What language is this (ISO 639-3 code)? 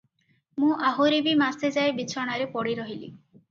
ori